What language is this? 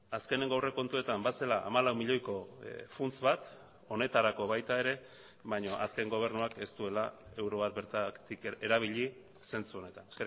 Basque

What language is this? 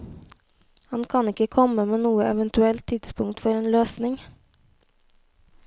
Norwegian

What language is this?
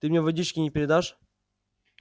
Russian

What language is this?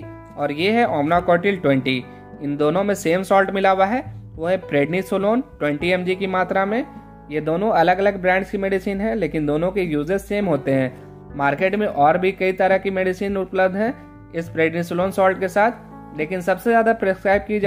Hindi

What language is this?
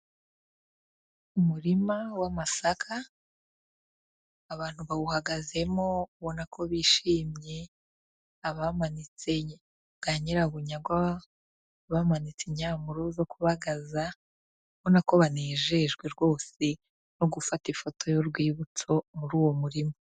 Kinyarwanda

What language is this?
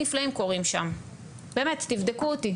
Hebrew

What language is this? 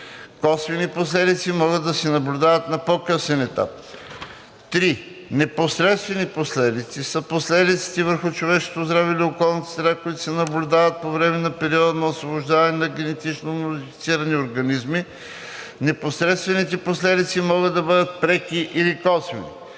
Bulgarian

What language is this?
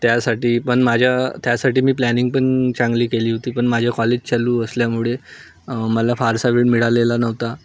Marathi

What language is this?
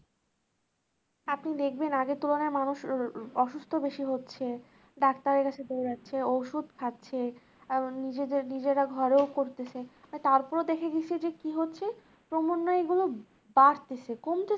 Bangla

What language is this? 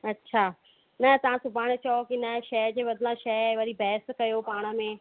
Sindhi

